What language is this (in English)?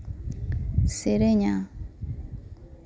Santali